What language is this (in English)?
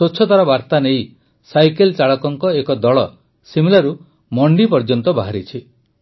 Odia